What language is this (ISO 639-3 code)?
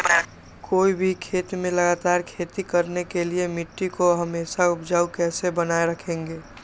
mag